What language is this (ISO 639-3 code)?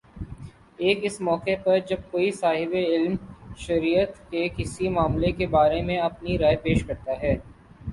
urd